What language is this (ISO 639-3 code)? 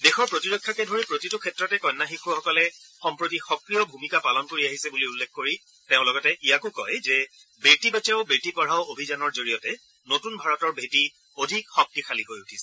asm